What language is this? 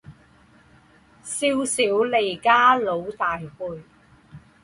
Chinese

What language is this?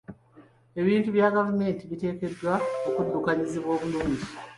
Ganda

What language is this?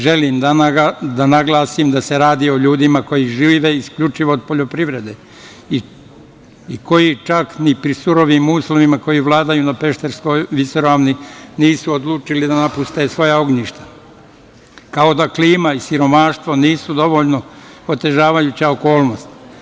Serbian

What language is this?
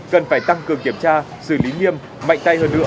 Vietnamese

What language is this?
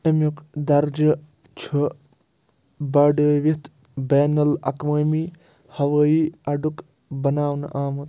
Kashmiri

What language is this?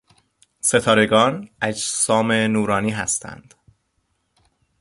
Persian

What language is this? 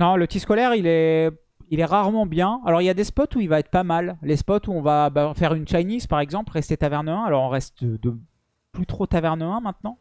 French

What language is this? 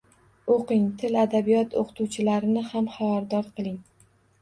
Uzbek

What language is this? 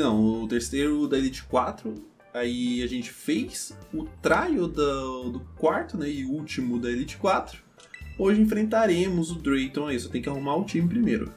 Portuguese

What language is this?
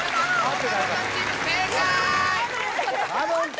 Japanese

